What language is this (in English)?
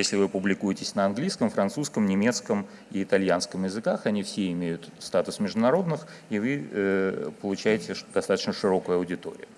Russian